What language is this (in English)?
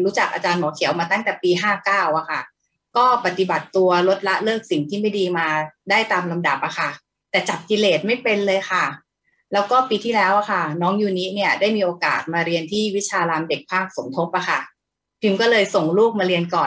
Thai